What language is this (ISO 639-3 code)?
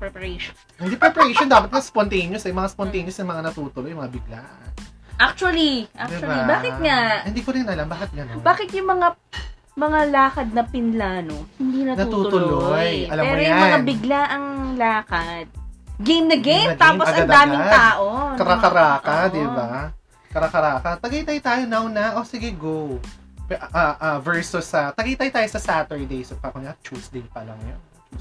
fil